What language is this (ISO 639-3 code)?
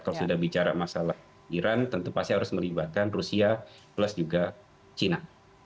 ind